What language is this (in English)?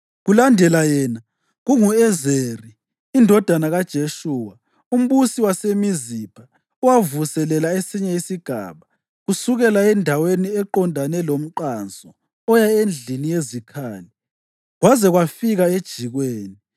North Ndebele